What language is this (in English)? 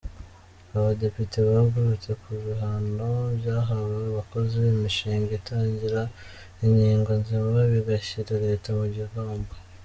Kinyarwanda